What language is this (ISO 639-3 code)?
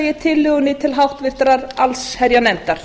isl